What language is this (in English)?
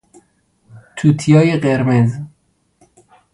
Persian